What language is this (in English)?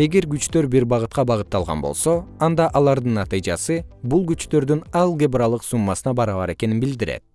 Kyrgyz